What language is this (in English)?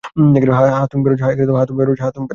Bangla